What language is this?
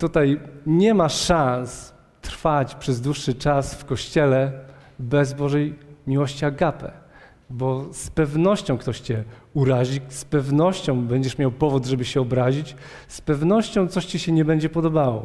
Polish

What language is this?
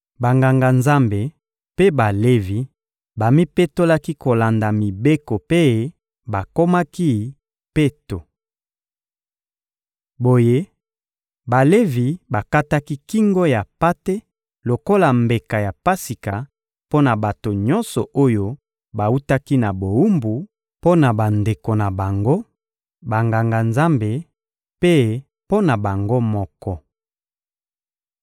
Lingala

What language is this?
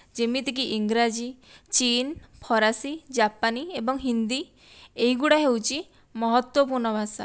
Odia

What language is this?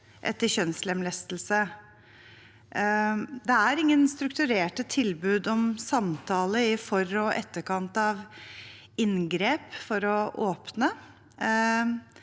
Norwegian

